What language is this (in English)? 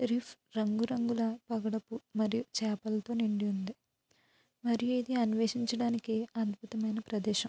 Telugu